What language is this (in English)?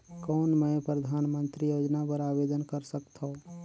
Chhattisgarhi